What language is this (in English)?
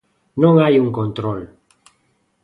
Galician